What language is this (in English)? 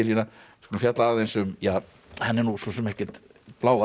Icelandic